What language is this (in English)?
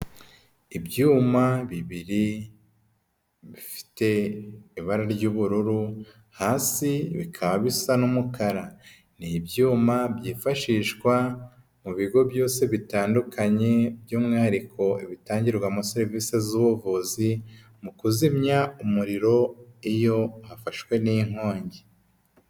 Kinyarwanda